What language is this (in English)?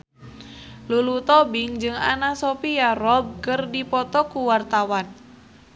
Sundanese